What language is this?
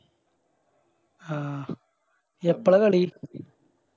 Malayalam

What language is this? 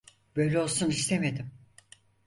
Turkish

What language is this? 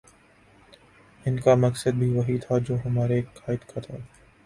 Urdu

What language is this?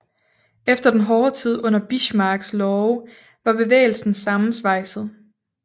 Danish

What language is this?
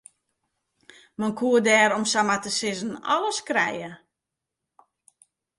Western Frisian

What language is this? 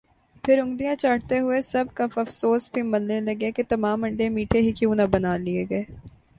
Urdu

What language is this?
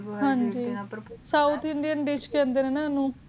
Punjabi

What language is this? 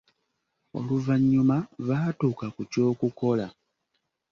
Ganda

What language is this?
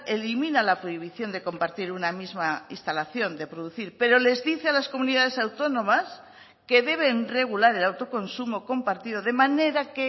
Spanish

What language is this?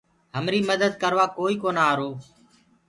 Gurgula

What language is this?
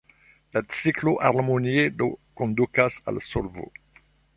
Esperanto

